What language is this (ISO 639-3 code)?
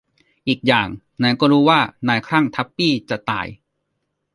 tha